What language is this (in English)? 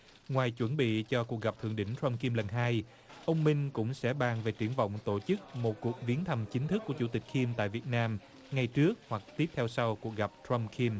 Vietnamese